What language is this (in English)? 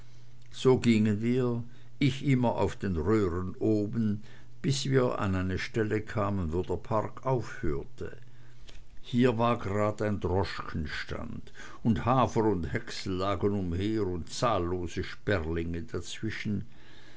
German